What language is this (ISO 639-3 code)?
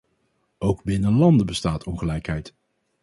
nld